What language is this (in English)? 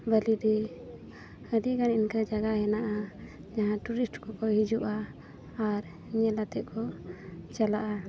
Santali